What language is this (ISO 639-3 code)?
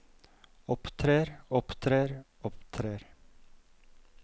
nor